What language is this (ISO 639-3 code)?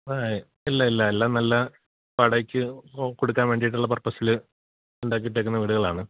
mal